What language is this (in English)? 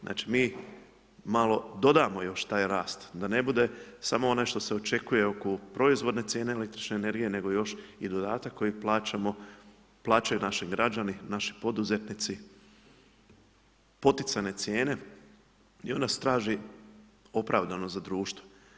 Croatian